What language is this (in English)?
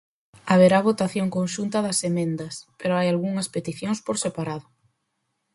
Galician